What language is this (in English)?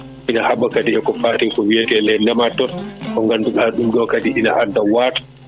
Fula